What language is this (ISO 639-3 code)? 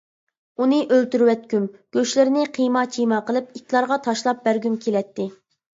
uig